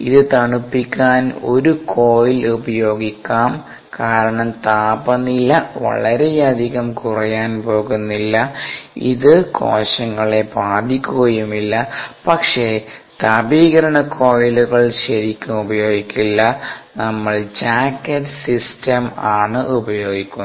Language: Malayalam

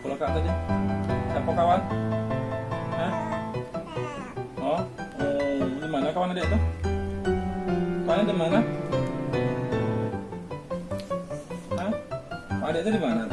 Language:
Spanish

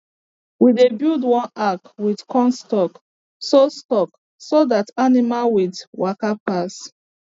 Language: Nigerian Pidgin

